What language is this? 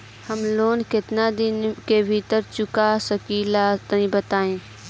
Bhojpuri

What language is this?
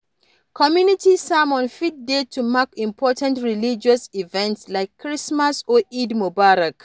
Nigerian Pidgin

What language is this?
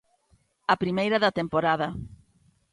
Galician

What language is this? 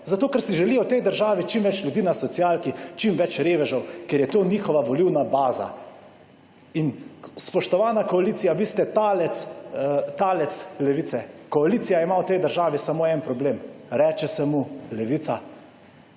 Slovenian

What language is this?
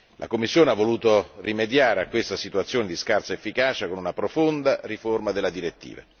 Italian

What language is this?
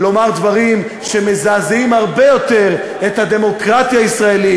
Hebrew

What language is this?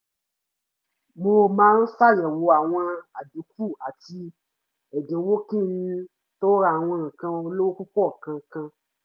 Yoruba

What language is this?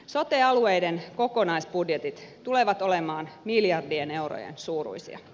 Finnish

